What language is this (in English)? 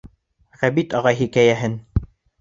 Bashkir